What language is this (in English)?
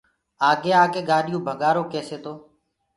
Gurgula